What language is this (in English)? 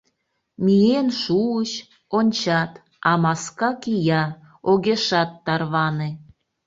Mari